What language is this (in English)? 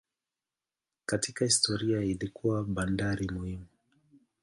Swahili